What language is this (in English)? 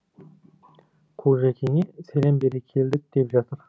Kazakh